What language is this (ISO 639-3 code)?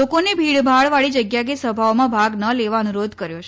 guj